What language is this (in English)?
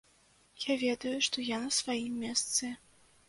Belarusian